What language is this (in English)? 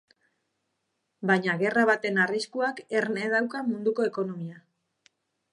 Basque